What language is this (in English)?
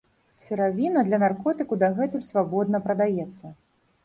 Belarusian